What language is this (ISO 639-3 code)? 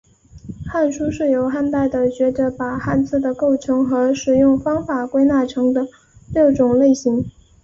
zho